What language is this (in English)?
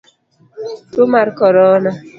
Luo (Kenya and Tanzania)